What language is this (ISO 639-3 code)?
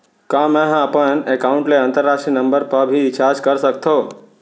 hne